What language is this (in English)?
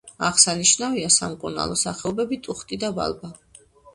Georgian